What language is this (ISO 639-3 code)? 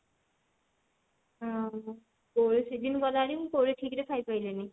ori